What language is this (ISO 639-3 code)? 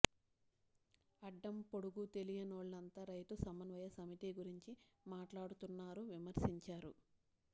tel